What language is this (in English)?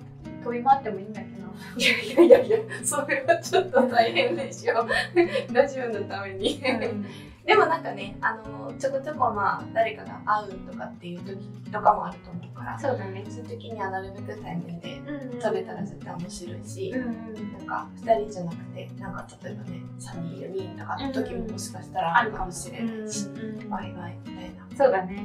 Japanese